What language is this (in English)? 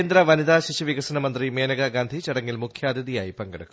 Malayalam